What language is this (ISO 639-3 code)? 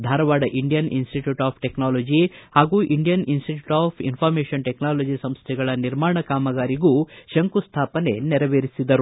kan